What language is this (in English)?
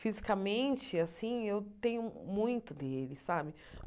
Portuguese